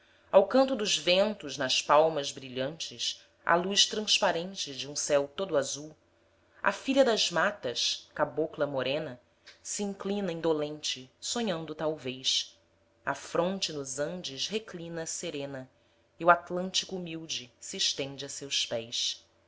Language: Portuguese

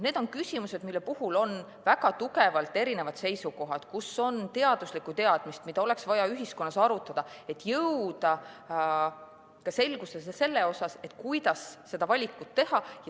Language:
Estonian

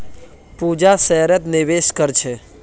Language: Magahi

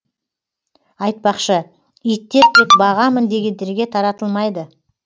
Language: Kazakh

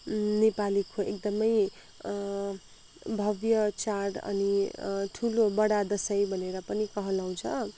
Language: Nepali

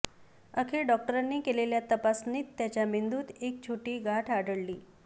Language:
Marathi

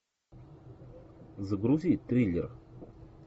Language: Russian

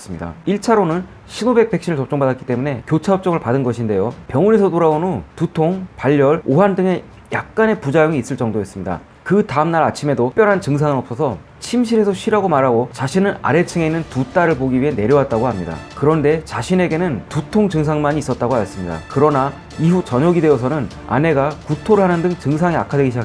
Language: Korean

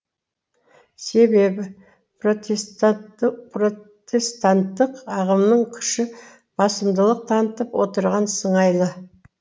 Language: Kazakh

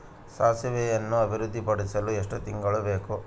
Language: Kannada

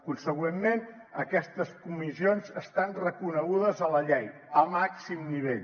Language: Catalan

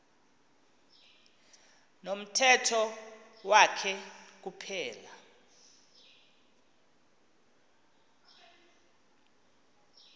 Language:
Xhosa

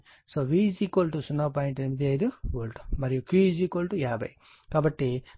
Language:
Telugu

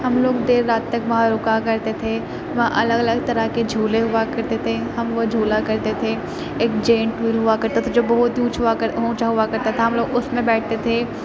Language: Urdu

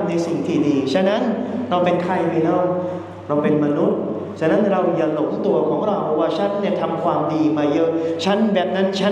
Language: Thai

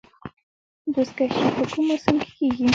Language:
Pashto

